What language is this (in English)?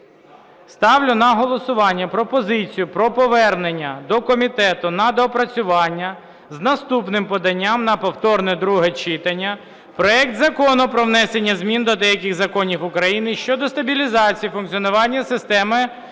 Ukrainian